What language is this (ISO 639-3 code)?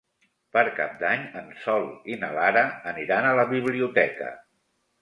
cat